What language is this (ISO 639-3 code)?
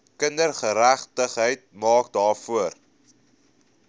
afr